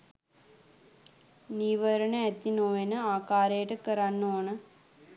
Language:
Sinhala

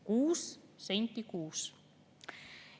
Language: Estonian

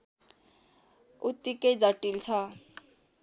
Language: Nepali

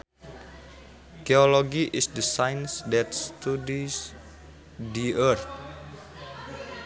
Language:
Sundanese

